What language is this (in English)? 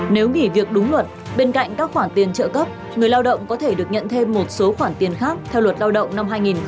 Vietnamese